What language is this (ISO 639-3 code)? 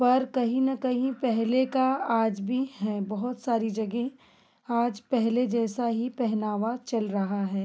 hin